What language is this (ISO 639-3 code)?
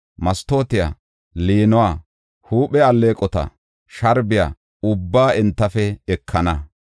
gof